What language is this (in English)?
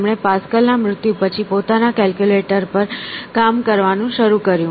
Gujarati